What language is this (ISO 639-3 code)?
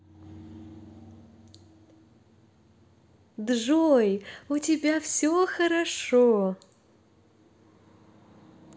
rus